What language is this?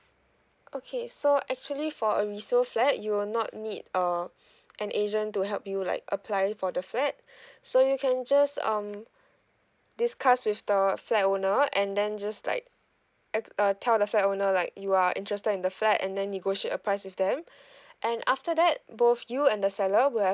English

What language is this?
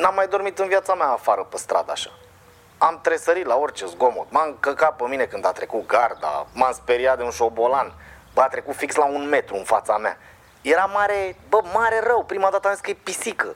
Romanian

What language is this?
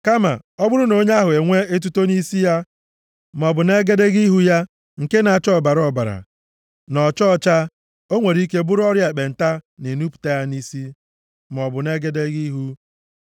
Igbo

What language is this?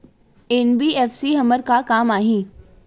Chhattisgarhi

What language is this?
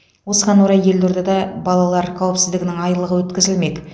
Kazakh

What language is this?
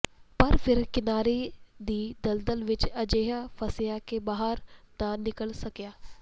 Punjabi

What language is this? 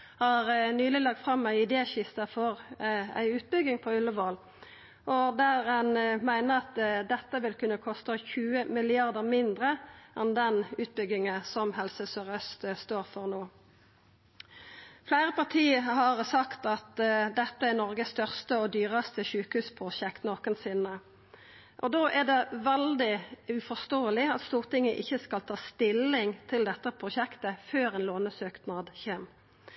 Norwegian Nynorsk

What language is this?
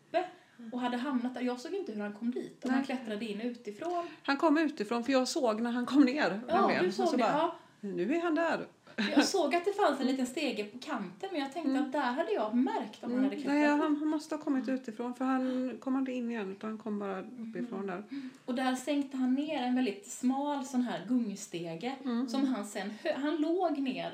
Swedish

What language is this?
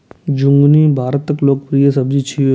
Maithili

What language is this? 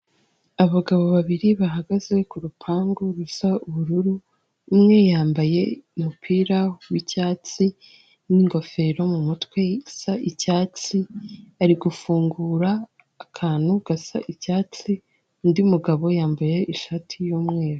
Kinyarwanda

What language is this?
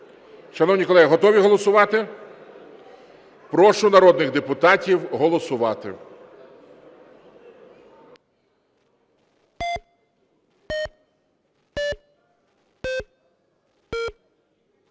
Ukrainian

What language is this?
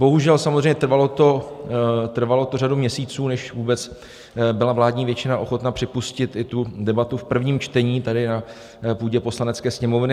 Czech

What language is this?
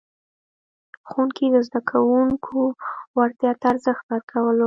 Pashto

